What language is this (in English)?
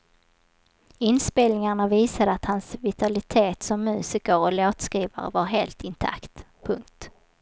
Swedish